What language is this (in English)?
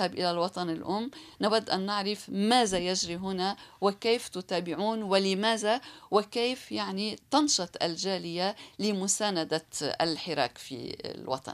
Arabic